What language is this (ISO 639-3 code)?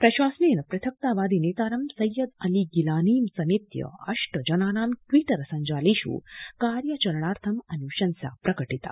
san